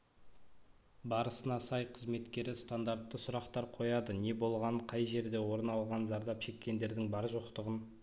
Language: Kazakh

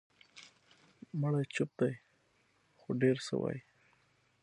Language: Pashto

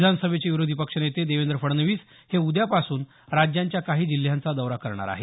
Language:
Marathi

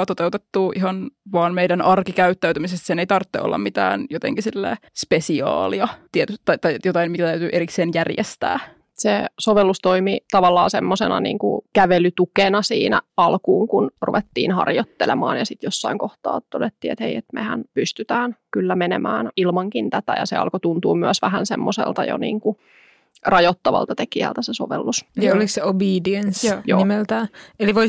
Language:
Finnish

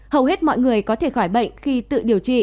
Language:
Vietnamese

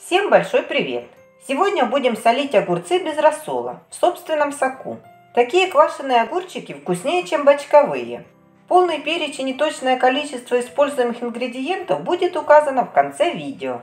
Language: Russian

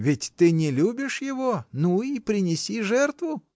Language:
Russian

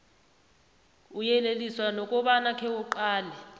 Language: South Ndebele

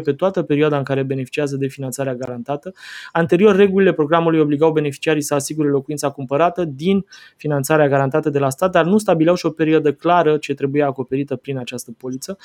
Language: Romanian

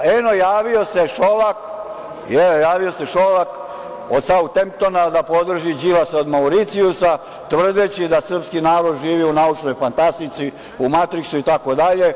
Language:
Serbian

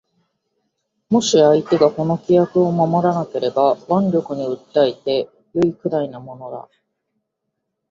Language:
Japanese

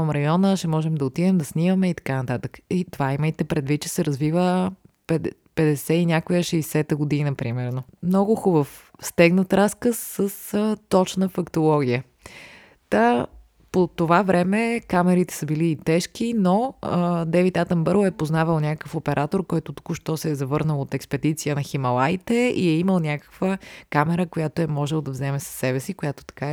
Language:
Bulgarian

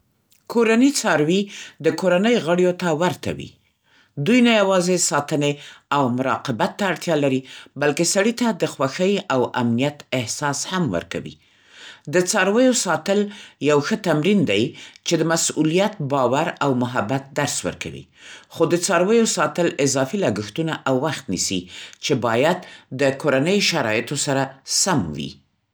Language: Central Pashto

